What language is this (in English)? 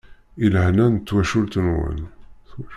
Kabyle